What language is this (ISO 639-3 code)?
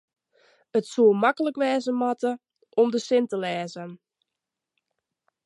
fry